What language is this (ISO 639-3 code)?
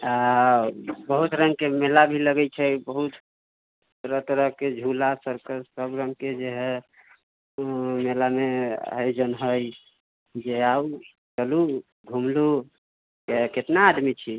mai